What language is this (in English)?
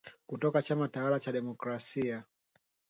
Swahili